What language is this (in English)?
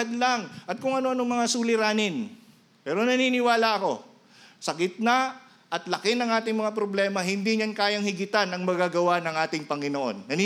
Filipino